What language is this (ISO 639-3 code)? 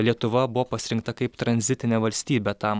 lit